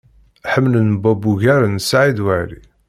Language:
Kabyle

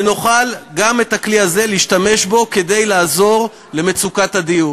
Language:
Hebrew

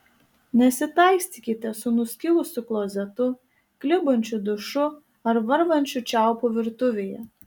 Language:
Lithuanian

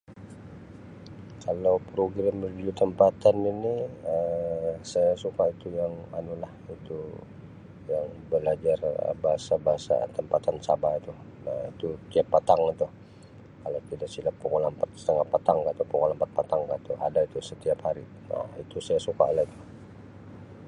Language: Sabah Malay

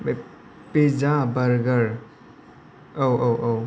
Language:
Bodo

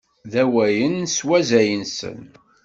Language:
Kabyle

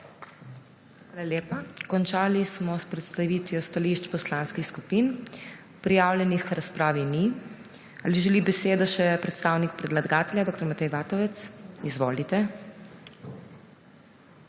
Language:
Slovenian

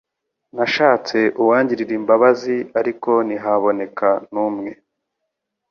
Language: Kinyarwanda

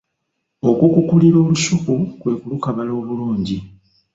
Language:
Ganda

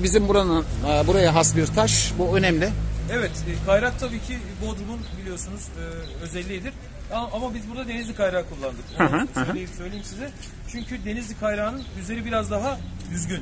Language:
Turkish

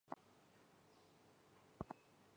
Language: Chinese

